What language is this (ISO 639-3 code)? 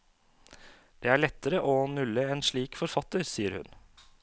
nor